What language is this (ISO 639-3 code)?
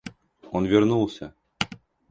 rus